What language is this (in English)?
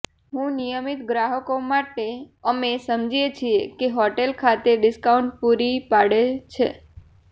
Gujarati